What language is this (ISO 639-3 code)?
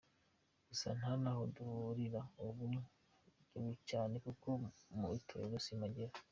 kin